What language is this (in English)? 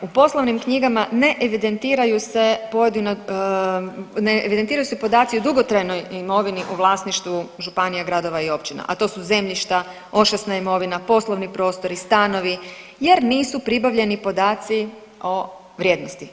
Croatian